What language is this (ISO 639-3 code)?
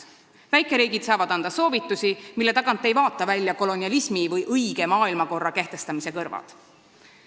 est